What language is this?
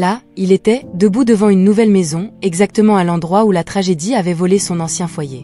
French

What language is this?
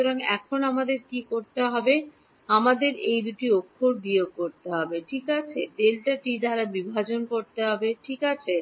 Bangla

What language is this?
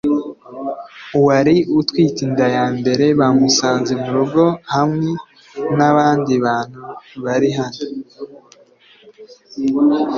Kinyarwanda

